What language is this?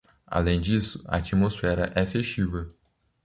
Portuguese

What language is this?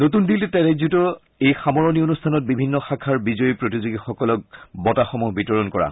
Assamese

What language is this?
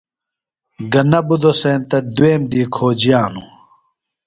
Phalura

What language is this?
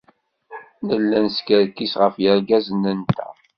Kabyle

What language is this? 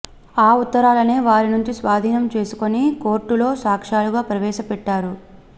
Telugu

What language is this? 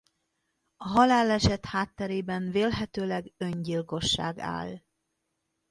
Hungarian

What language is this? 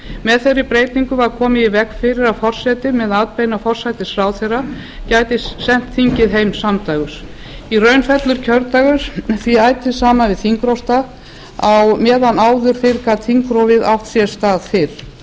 Icelandic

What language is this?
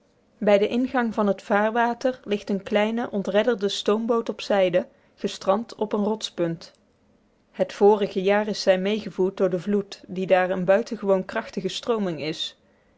Dutch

